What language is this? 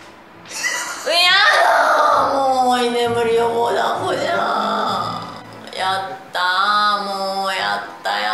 Japanese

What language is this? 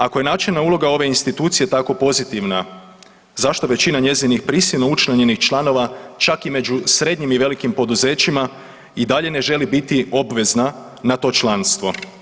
Croatian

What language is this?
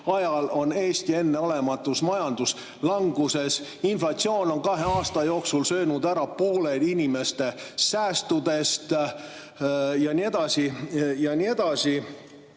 Estonian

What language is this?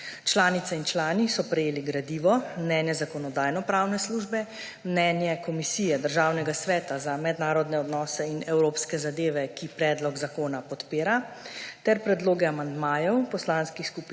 Slovenian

